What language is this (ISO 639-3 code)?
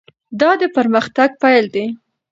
pus